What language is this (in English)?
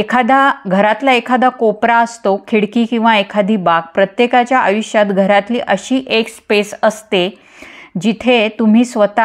Marathi